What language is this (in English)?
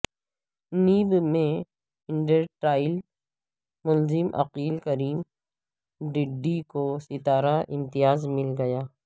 Urdu